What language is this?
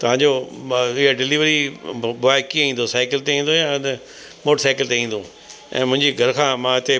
Sindhi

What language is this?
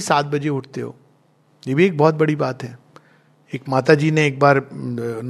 Hindi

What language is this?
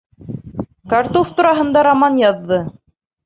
Bashkir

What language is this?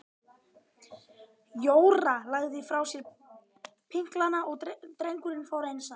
Icelandic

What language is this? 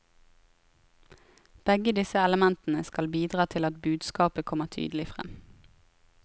Norwegian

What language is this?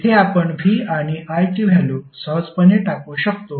Marathi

